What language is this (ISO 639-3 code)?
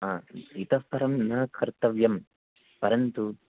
san